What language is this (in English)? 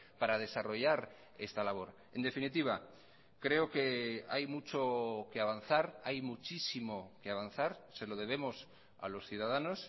Spanish